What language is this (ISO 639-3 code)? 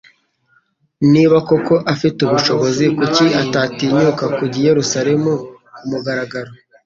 kin